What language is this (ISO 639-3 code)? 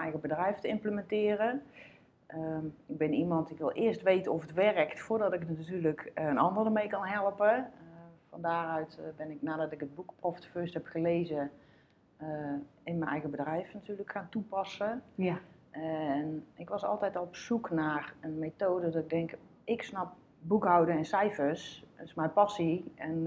nld